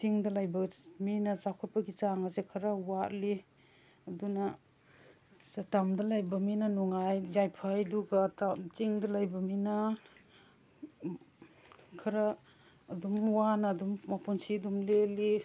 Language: Manipuri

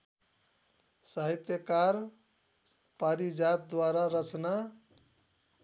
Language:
Nepali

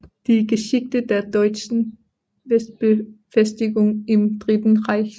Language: Danish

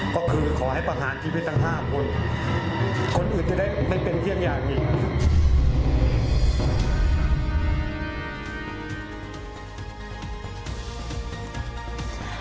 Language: Thai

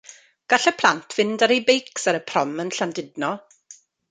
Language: Welsh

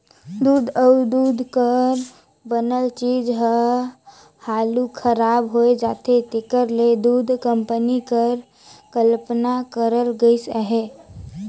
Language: Chhattisgarhi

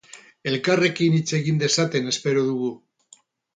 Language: Basque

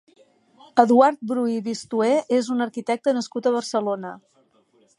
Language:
Catalan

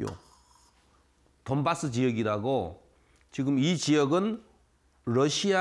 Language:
Korean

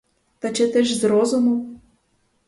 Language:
Ukrainian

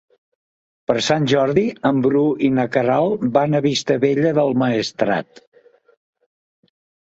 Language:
Catalan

